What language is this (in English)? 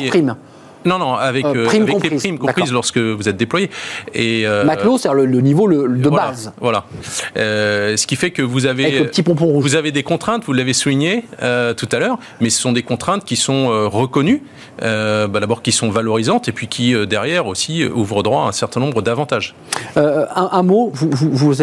French